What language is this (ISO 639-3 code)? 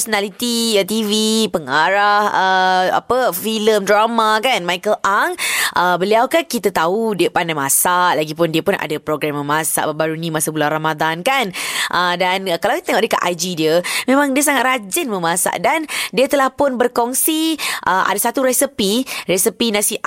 msa